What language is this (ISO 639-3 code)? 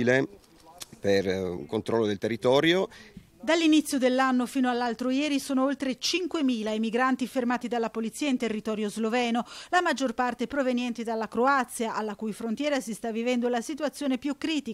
ita